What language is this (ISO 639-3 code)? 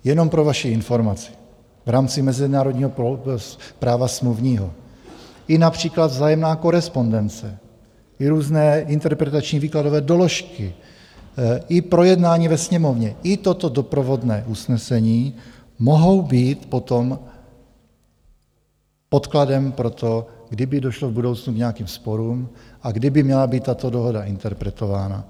ces